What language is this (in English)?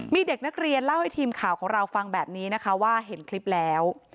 Thai